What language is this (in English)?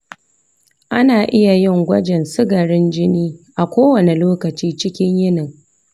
Hausa